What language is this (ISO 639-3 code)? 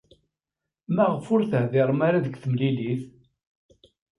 kab